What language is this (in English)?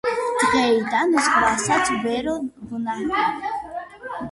Georgian